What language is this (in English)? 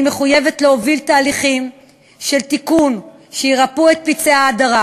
Hebrew